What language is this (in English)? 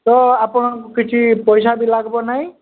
Odia